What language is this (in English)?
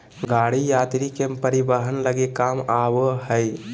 Magahi